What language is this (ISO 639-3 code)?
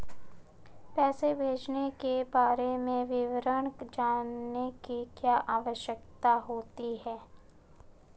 hin